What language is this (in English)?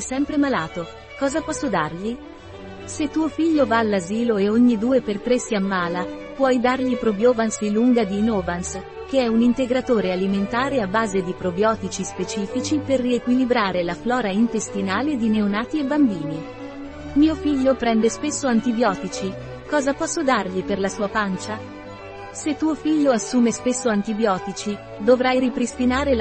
Italian